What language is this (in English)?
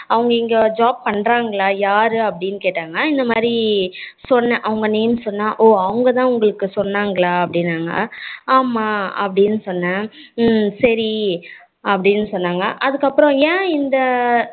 Tamil